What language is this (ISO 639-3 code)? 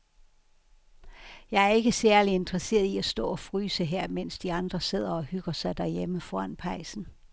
dan